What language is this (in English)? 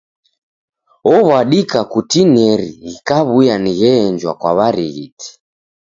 Taita